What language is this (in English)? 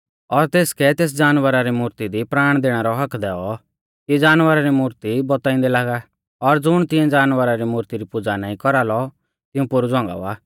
Mahasu Pahari